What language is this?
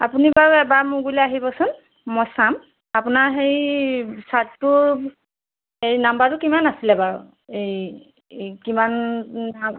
Assamese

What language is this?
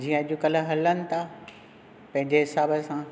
Sindhi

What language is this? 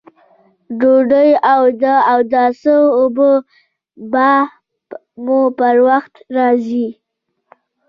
Pashto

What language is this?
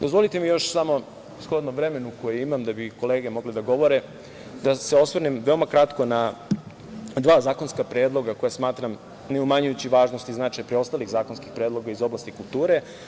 Serbian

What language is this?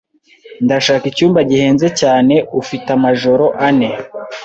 Kinyarwanda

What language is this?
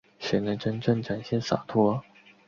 Chinese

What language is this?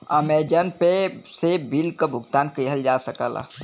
Bhojpuri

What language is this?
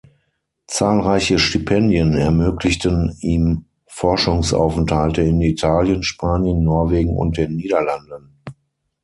German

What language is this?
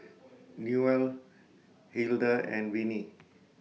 English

